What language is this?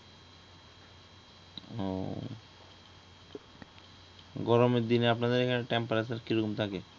Bangla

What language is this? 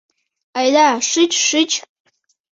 Mari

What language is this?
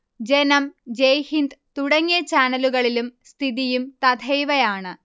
Malayalam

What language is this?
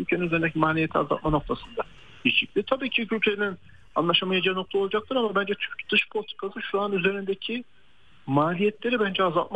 Turkish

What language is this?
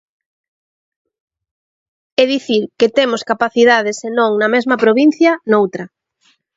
Galician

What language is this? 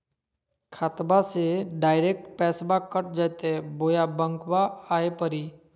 Magahi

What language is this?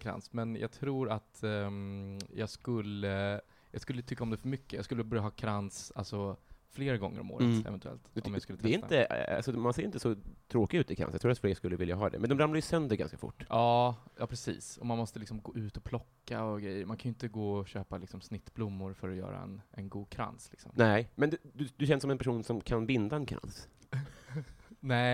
Swedish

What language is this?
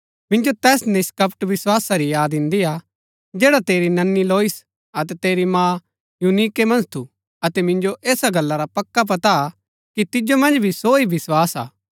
Gaddi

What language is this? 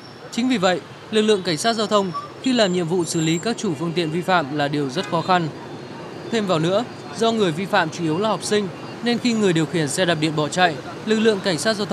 Vietnamese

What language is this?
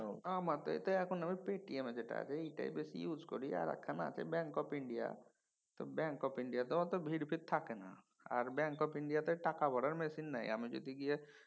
Bangla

